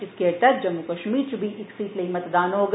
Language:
Dogri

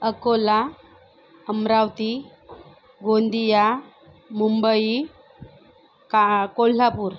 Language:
Marathi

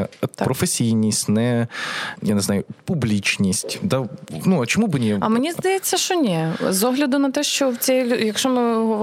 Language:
Ukrainian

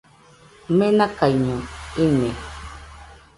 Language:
Nüpode Huitoto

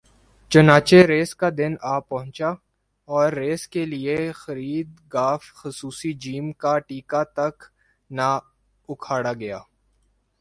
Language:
Urdu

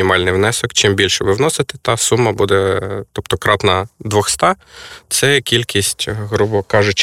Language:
Ukrainian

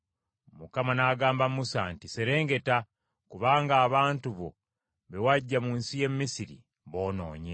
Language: Ganda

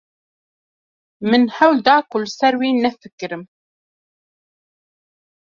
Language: Kurdish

